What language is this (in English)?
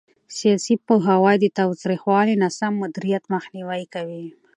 Pashto